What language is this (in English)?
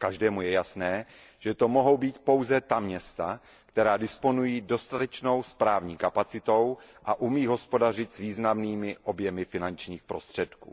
Czech